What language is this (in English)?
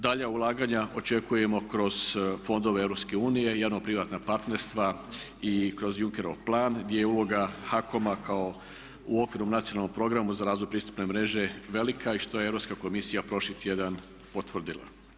Croatian